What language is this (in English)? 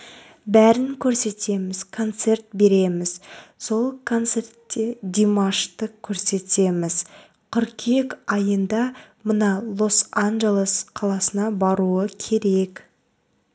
Kazakh